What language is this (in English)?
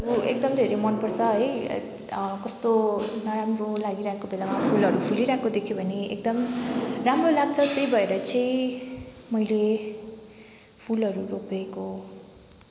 Nepali